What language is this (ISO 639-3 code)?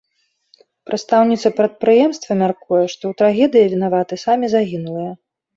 bel